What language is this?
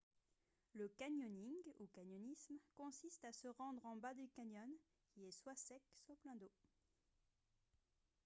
French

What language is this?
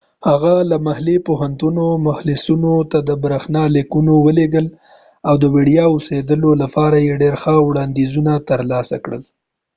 Pashto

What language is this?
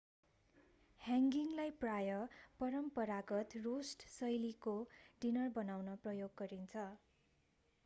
Nepali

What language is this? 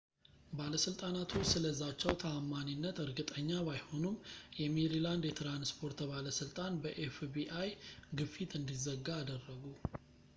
Amharic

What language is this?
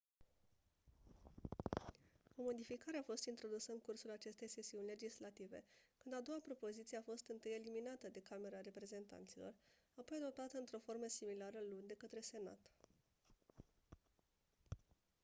Romanian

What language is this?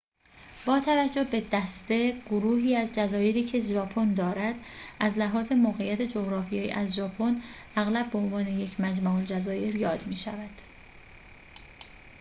Persian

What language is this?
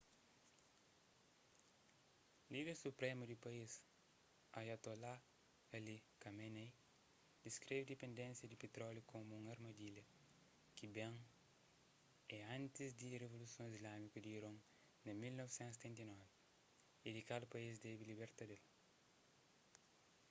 Kabuverdianu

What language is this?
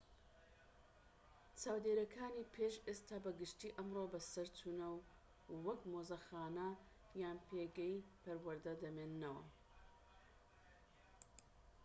Central Kurdish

